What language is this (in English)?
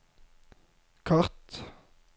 Norwegian